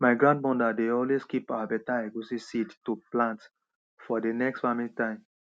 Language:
Nigerian Pidgin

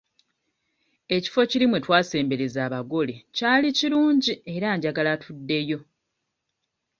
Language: Ganda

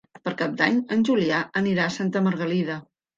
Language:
Catalan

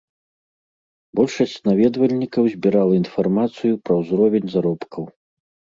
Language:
Belarusian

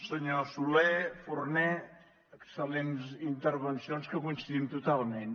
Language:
Catalan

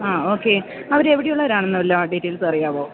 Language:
Malayalam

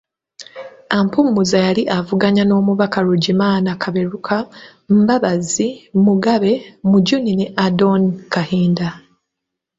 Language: Ganda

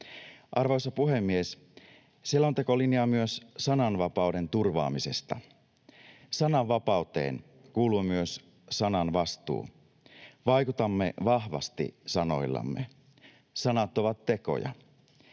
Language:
Finnish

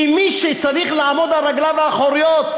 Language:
Hebrew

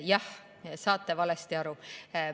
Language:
Estonian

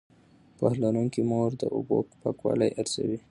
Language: Pashto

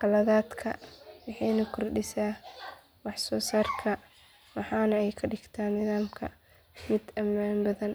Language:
Somali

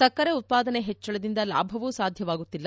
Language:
Kannada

